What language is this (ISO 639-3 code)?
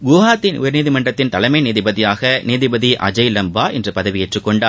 tam